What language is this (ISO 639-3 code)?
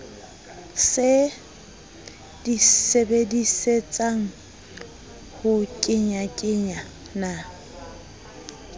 sot